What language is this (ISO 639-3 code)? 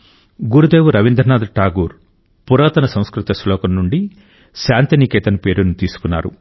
tel